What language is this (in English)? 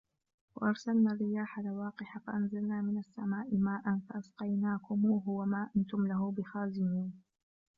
Arabic